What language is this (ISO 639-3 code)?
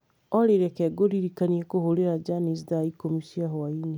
kik